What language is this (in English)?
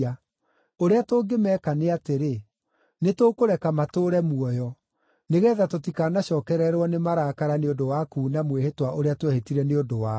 Kikuyu